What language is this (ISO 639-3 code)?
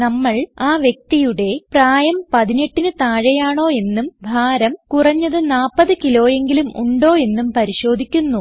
mal